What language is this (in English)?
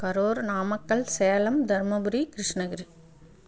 Tamil